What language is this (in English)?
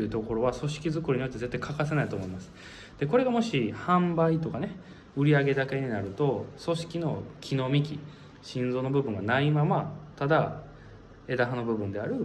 Japanese